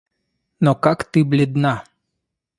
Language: Russian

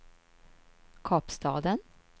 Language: Swedish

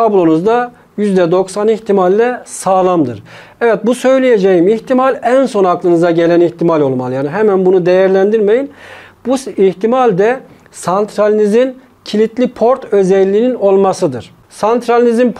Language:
Turkish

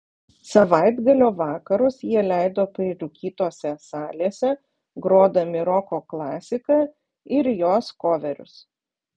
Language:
Lithuanian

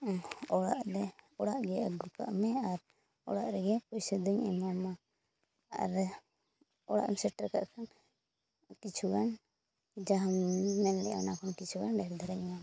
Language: Santali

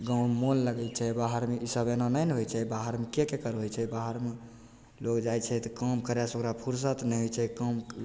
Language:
Maithili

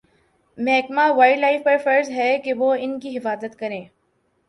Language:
Urdu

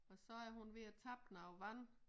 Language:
Danish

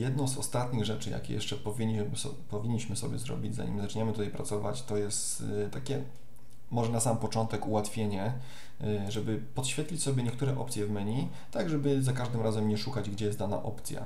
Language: Polish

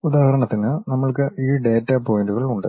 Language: Malayalam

